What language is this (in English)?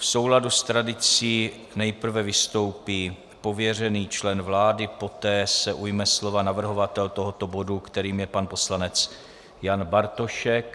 Czech